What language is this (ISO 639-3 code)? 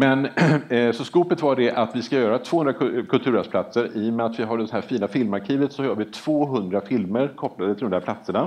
swe